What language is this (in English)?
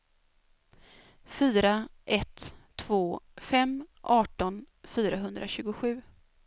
Swedish